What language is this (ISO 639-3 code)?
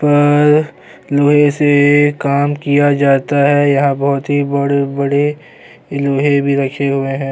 urd